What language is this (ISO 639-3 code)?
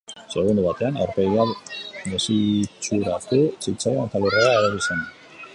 eus